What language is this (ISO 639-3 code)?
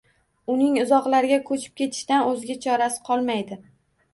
uzb